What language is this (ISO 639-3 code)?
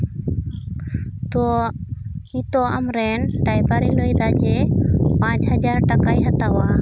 sat